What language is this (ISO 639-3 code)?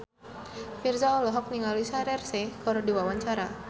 sun